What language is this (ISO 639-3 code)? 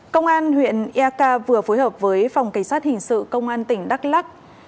vie